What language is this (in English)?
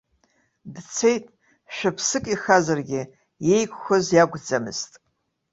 Abkhazian